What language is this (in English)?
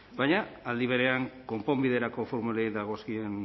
Basque